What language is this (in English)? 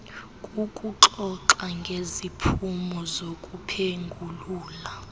Xhosa